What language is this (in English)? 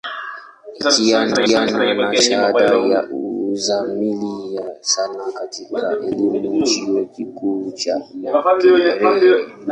Swahili